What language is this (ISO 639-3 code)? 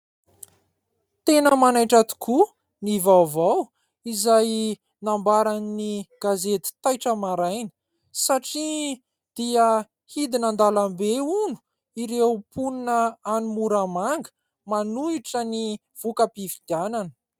mlg